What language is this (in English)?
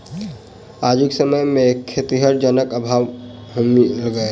Maithili